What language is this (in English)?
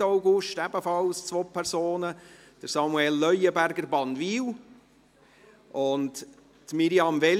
Swiss German